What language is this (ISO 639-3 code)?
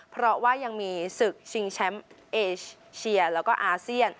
tha